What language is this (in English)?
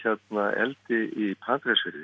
Icelandic